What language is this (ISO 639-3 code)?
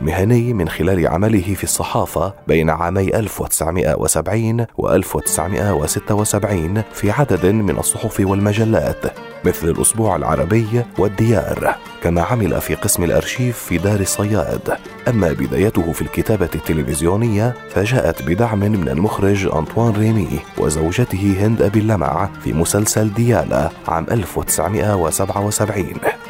ara